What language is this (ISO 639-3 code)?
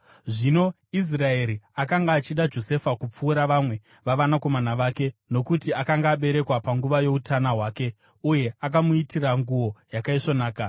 sna